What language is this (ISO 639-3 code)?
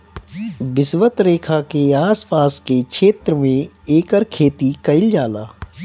bho